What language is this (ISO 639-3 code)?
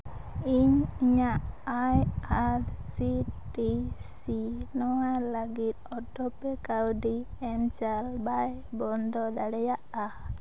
sat